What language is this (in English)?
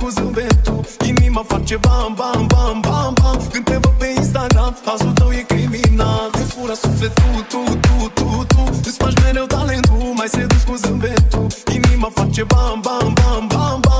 Romanian